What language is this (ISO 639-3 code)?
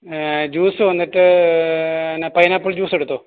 mal